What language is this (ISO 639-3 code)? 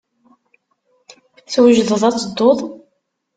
kab